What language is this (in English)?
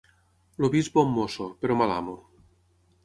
Catalan